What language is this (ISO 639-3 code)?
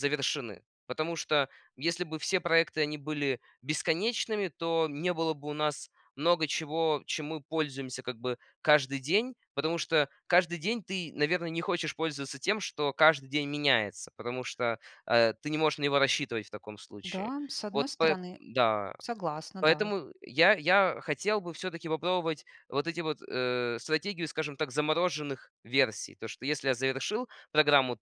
rus